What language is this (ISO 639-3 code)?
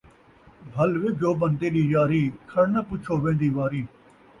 skr